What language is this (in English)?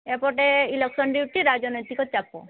Odia